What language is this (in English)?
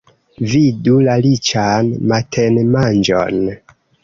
Esperanto